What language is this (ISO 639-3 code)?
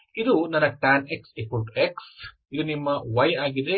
kan